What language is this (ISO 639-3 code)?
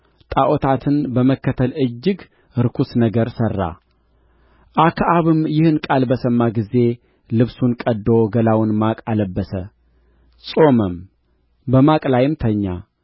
amh